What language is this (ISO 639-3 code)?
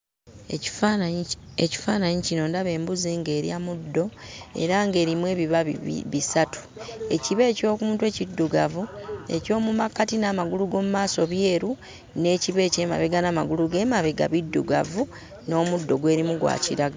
lug